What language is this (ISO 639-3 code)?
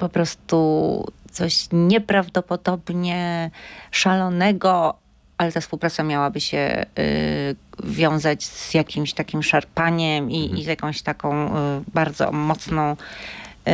pol